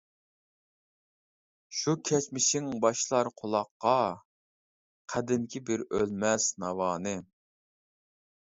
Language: Uyghur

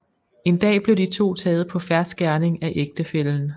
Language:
Danish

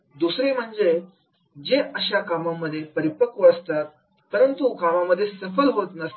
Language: Marathi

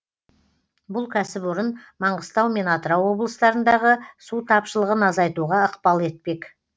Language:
Kazakh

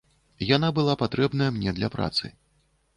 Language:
Belarusian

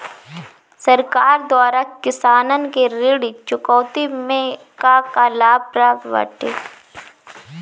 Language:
Bhojpuri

